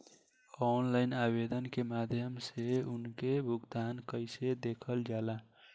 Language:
Bhojpuri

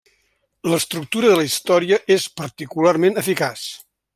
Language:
Catalan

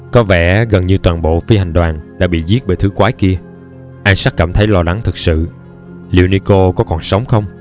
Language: Vietnamese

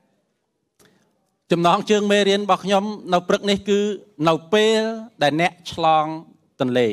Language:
Thai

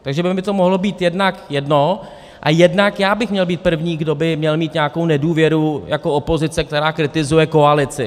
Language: Czech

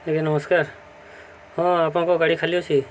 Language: Odia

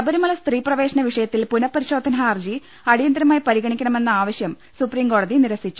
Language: Malayalam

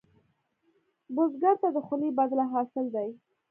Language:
Pashto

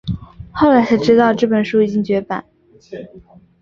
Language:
Chinese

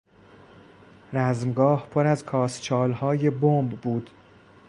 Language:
Persian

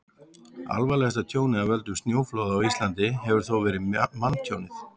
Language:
Icelandic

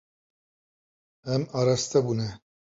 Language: Kurdish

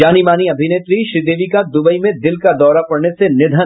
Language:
Hindi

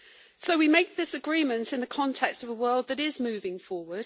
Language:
English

